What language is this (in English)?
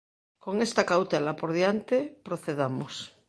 Galician